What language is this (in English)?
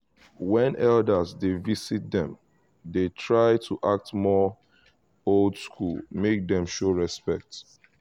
Nigerian Pidgin